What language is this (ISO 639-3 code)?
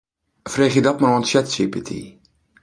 fry